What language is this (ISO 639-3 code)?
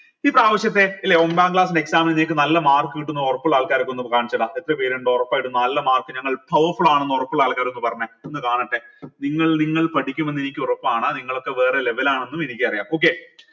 mal